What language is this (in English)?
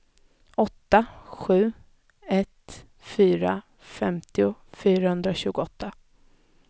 Swedish